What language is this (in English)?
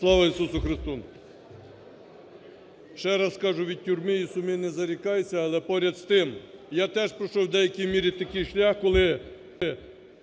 Ukrainian